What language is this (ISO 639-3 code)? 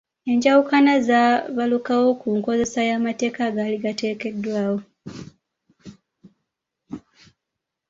lug